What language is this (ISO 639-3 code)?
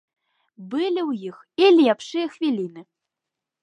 bel